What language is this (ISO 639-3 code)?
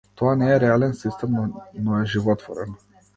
mkd